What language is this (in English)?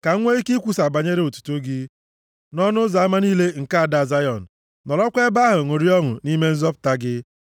Igbo